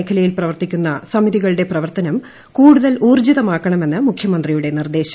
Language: Malayalam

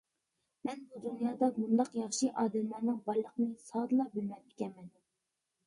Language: Uyghur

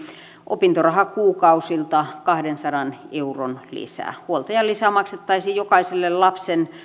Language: Finnish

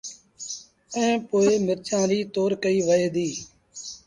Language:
Sindhi Bhil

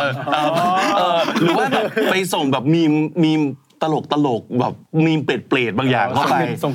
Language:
Thai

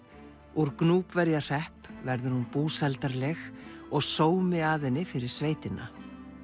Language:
Icelandic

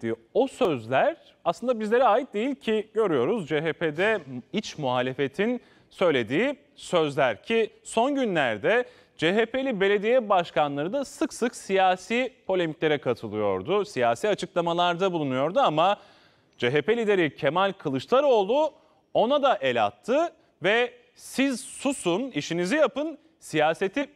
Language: Turkish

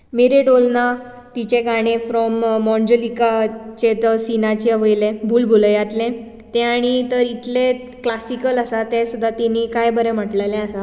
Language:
Konkani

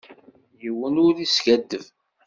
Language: Kabyle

